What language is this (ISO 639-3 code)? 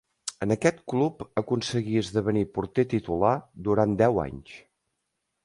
cat